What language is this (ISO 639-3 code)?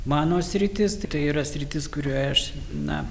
lit